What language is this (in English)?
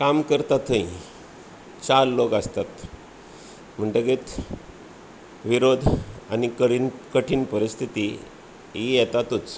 Konkani